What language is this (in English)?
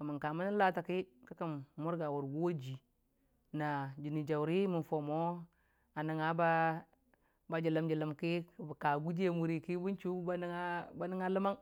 Dijim-Bwilim